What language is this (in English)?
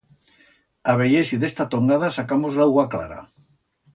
Aragonese